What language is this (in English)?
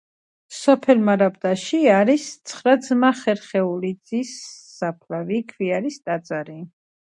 Georgian